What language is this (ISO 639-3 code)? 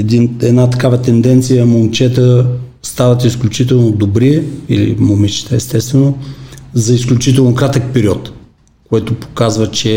bul